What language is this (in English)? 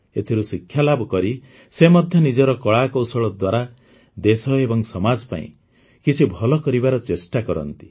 Odia